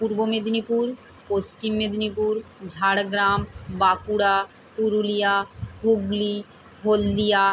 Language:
Bangla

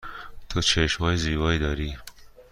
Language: Persian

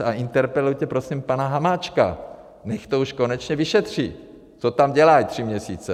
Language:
Czech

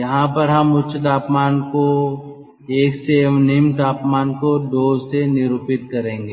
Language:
Hindi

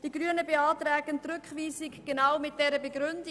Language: Swiss German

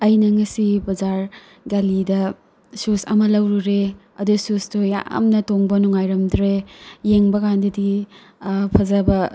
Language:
Manipuri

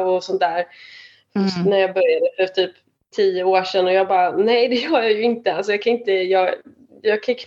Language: Swedish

